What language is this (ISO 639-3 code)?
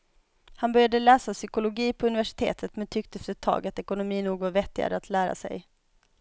swe